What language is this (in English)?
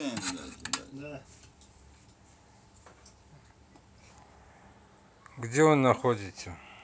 Russian